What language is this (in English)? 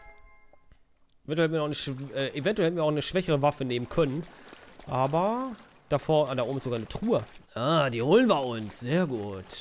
German